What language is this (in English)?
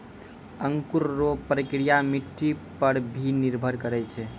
Maithili